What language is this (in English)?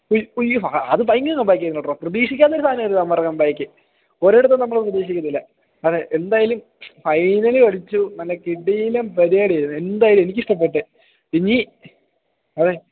Malayalam